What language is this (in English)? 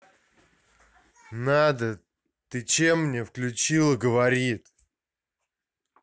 Russian